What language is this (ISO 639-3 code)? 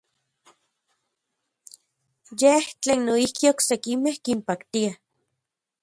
ncx